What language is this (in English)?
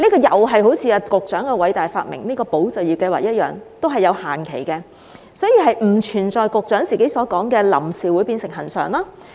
Cantonese